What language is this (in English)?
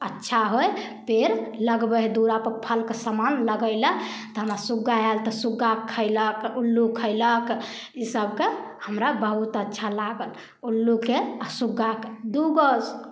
Maithili